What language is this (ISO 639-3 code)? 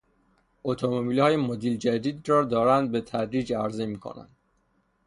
fas